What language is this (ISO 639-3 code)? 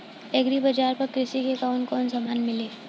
bho